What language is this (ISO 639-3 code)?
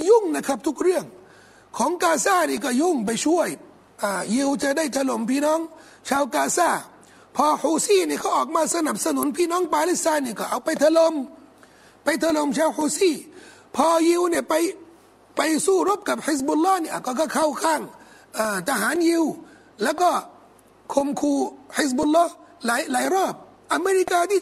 tha